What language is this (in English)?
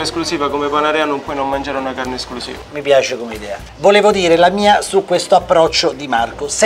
Italian